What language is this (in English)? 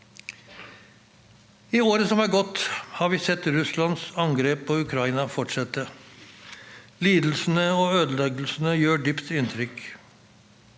Norwegian